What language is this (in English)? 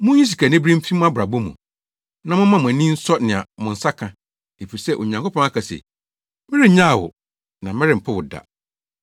Akan